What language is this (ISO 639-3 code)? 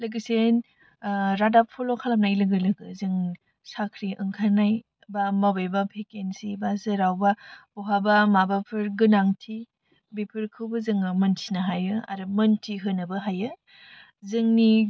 brx